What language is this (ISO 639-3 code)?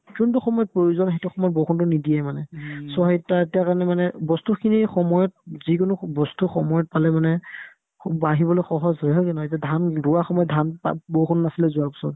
asm